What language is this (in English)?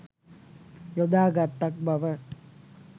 Sinhala